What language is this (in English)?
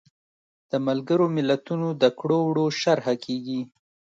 Pashto